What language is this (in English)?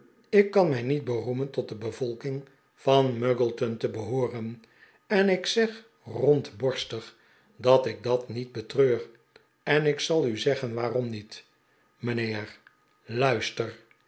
Dutch